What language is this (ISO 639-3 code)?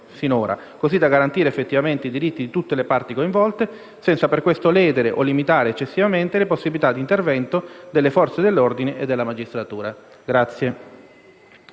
ita